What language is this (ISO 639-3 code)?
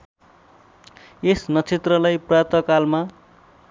nep